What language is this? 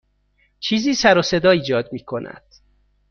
Persian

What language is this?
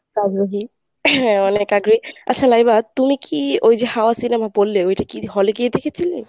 Bangla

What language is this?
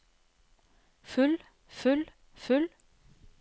Norwegian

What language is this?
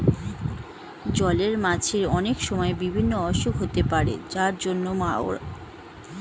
Bangla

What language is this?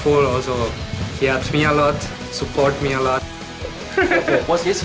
Thai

